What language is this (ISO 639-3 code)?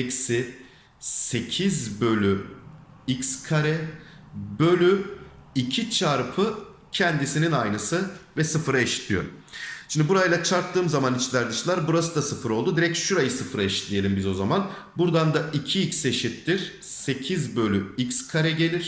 tur